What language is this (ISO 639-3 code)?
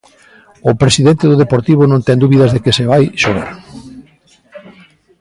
glg